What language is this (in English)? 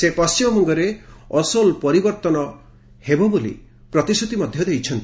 Odia